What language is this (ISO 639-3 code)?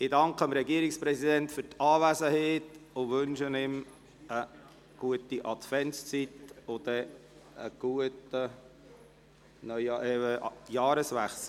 gsw